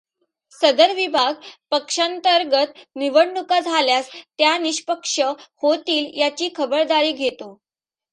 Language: Marathi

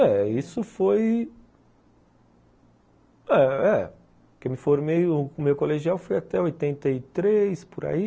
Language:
Portuguese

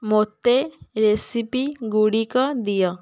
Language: Odia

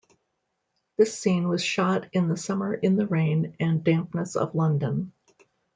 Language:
English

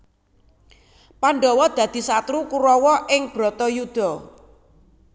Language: Javanese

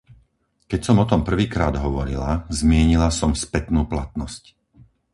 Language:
Slovak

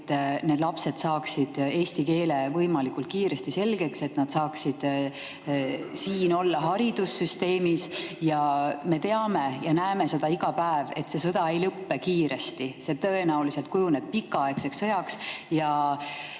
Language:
Estonian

